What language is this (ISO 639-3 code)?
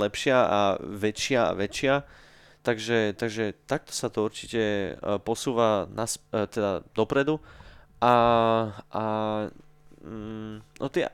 slk